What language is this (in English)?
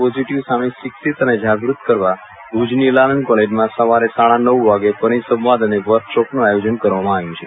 Gujarati